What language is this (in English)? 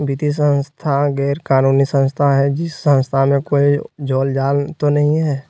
Magahi